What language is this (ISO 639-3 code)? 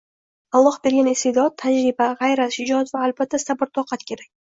uzb